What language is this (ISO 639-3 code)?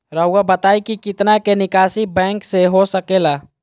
mag